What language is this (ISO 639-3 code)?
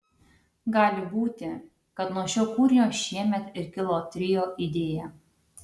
lit